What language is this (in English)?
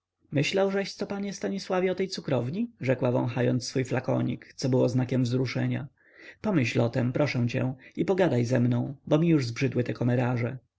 Polish